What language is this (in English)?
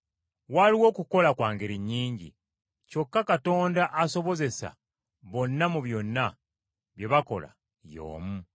Ganda